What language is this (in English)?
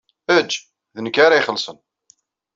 Kabyle